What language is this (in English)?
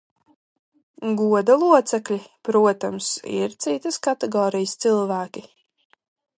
Latvian